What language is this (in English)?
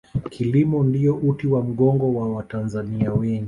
Swahili